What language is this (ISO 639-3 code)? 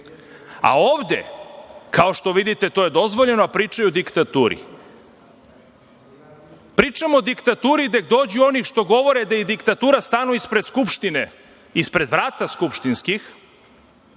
srp